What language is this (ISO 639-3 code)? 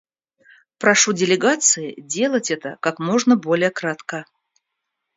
rus